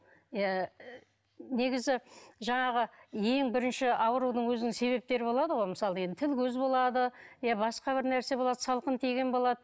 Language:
Kazakh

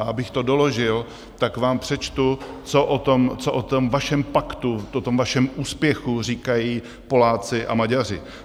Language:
Czech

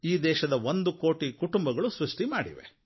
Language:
Kannada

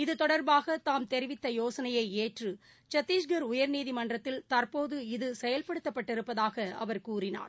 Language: Tamil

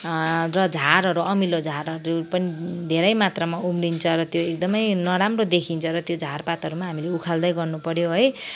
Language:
Nepali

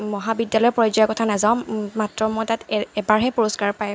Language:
Assamese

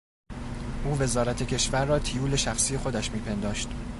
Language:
Persian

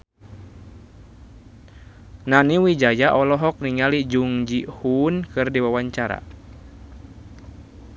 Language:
Sundanese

